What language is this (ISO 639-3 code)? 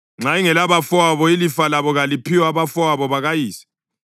nde